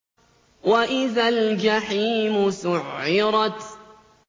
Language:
Arabic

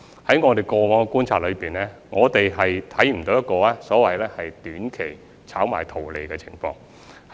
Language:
Cantonese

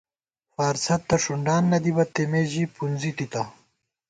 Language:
Gawar-Bati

